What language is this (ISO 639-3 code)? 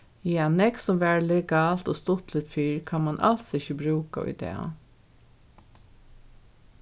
fao